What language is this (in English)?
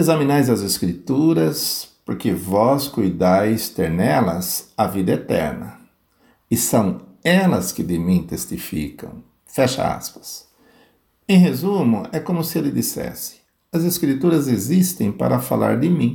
Portuguese